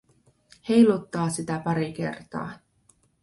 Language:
Finnish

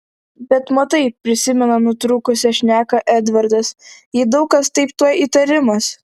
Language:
Lithuanian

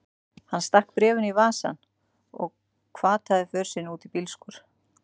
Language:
Icelandic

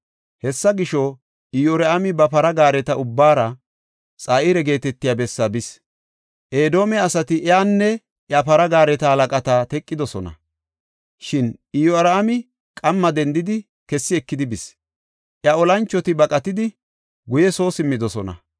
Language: Gofa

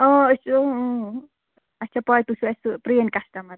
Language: Kashmiri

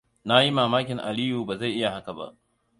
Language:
Hausa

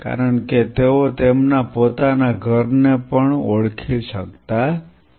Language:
Gujarati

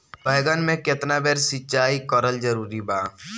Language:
Bhojpuri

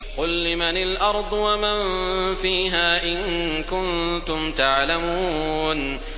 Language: Arabic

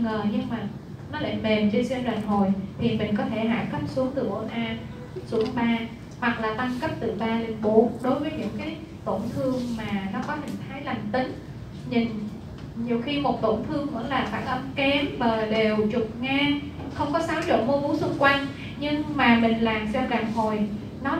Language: Vietnamese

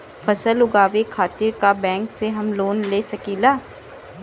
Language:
Bhojpuri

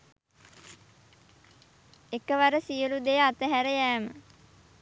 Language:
Sinhala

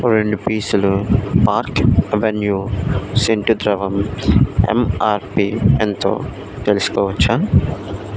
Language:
Telugu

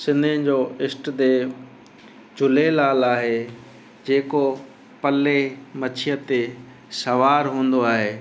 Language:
Sindhi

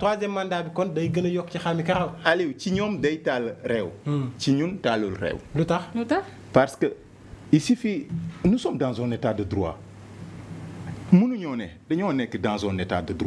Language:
French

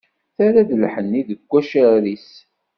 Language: Kabyle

